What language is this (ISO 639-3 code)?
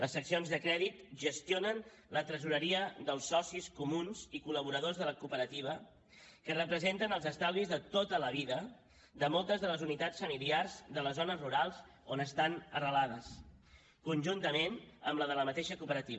cat